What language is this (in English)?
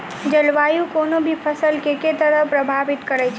Maithili